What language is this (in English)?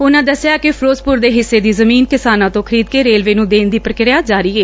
Punjabi